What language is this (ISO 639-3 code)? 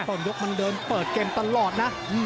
tha